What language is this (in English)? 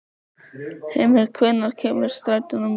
Icelandic